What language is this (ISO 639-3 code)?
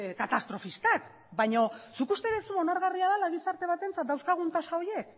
eus